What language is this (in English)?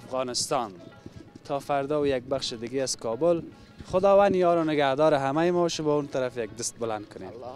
Persian